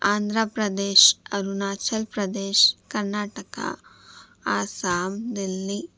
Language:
Urdu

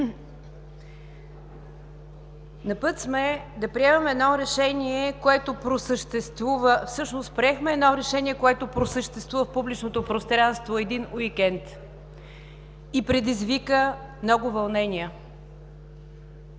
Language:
Bulgarian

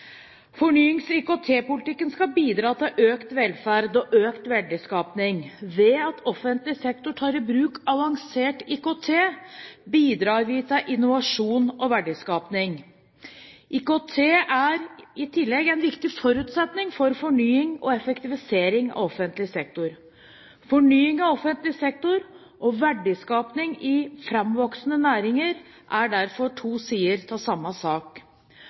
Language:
Norwegian Bokmål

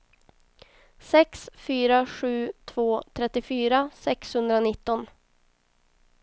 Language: Swedish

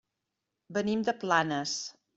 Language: Catalan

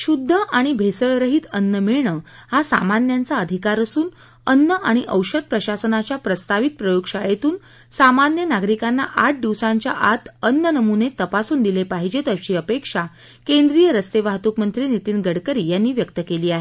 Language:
Marathi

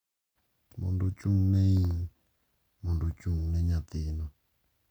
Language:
Luo (Kenya and Tanzania)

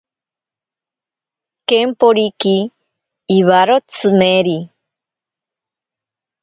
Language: Ashéninka Perené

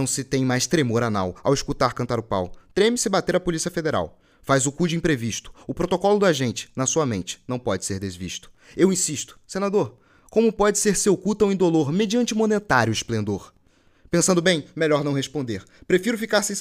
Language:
Portuguese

